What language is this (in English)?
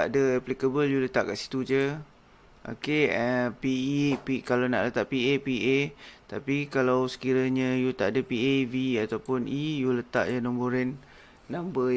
Malay